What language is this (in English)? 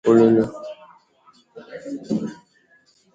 Igbo